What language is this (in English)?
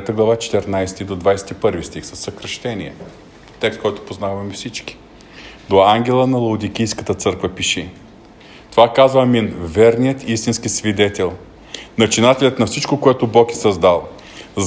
Bulgarian